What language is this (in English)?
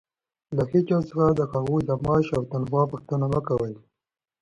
Pashto